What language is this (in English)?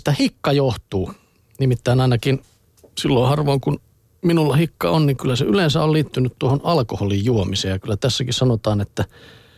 Finnish